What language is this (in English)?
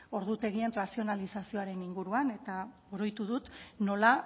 Basque